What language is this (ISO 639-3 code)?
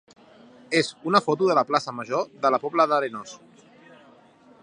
cat